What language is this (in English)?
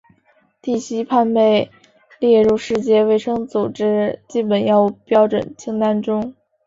Chinese